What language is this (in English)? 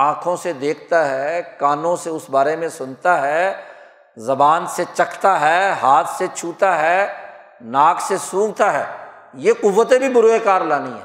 Urdu